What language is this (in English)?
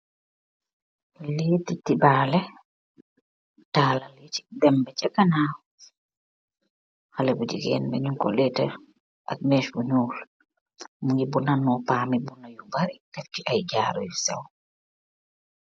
Wolof